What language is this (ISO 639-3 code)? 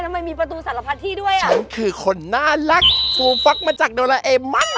tha